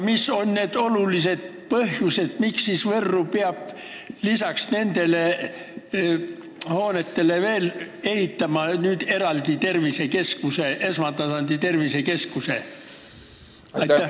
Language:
Estonian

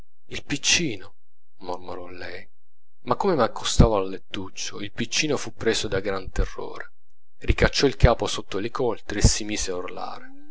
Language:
Italian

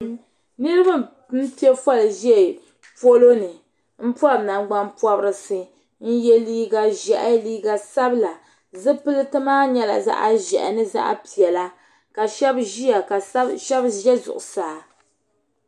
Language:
Dagbani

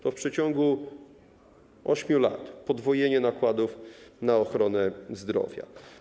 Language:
Polish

